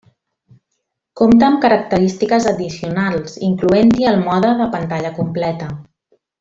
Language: Catalan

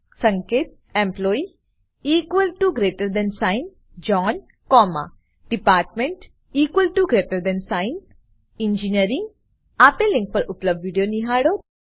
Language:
Gujarati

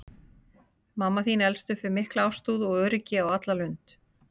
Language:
Icelandic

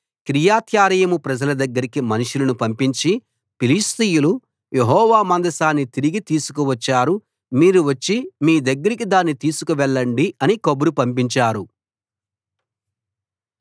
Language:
Telugu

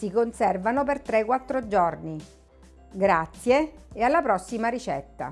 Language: Italian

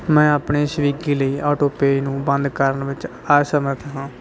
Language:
Punjabi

